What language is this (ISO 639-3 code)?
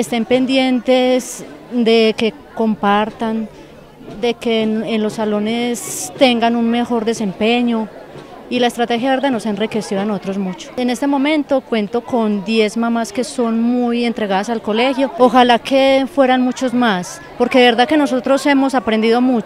spa